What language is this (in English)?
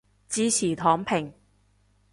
Cantonese